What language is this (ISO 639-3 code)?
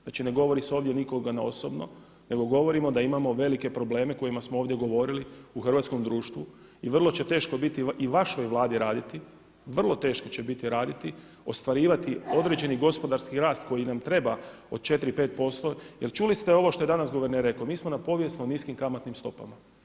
hrv